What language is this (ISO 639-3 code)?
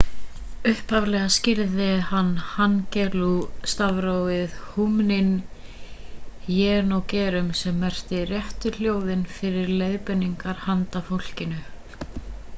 isl